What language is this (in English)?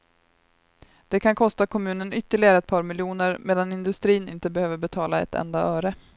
Swedish